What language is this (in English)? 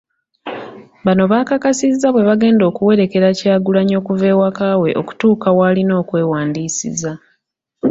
Ganda